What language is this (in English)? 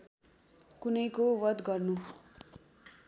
Nepali